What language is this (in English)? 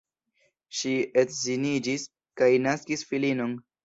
Esperanto